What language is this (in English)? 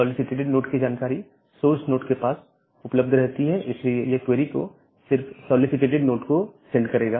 Hindi